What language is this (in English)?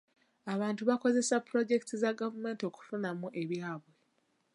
Ganda